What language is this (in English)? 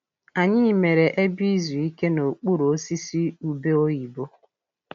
Igbo